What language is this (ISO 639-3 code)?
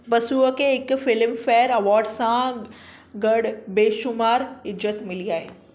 snd